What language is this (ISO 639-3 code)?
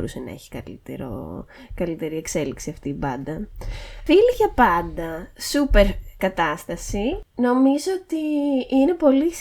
ell